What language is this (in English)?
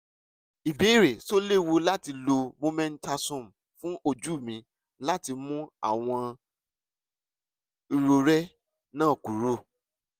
Yoruba